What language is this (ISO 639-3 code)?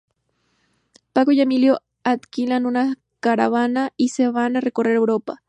spa